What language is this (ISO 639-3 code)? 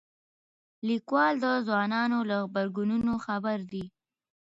pus